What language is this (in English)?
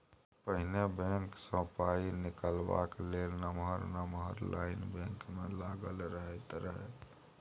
Maithili